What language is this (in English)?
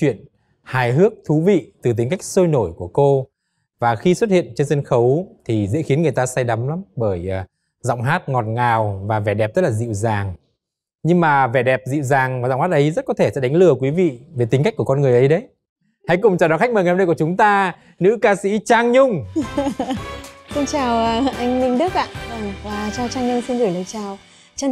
Vietnamese